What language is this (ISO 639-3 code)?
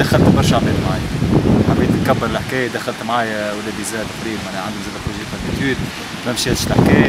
ara